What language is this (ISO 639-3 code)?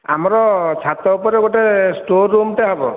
ori